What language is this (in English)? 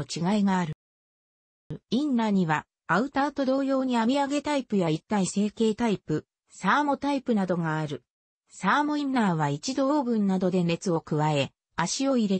Japanese